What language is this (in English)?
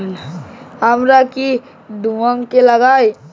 Bangla